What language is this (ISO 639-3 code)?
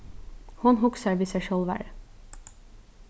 fao